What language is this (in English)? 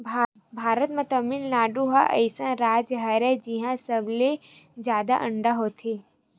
Chhattisgarhi